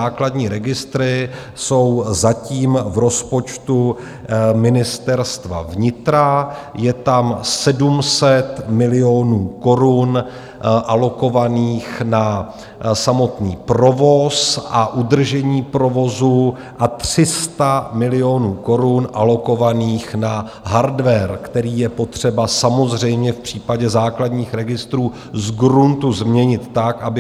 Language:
Czech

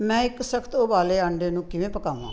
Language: Punjabi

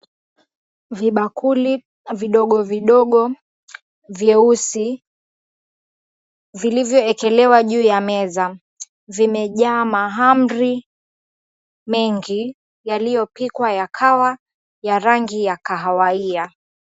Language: Swahili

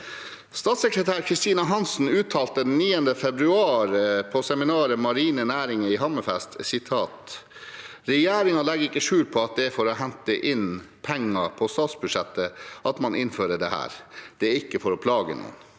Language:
Norwegian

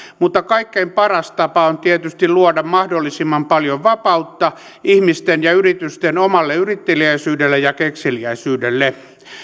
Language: Finnish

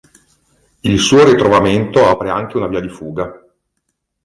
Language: Italian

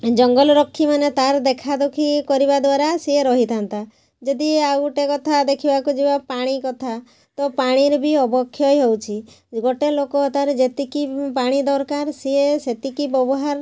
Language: Odia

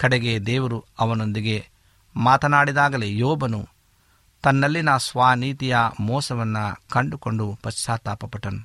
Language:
Kannada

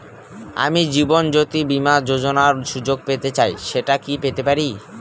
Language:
Bangla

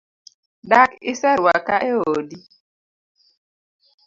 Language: Luo (Kenya and Tanzania)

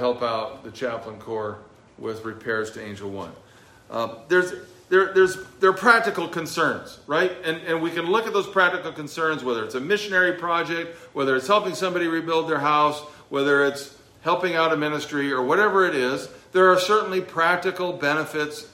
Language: English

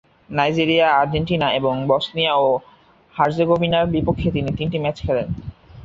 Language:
Bangla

